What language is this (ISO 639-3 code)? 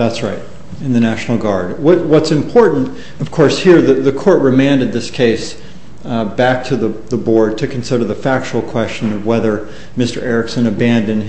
eng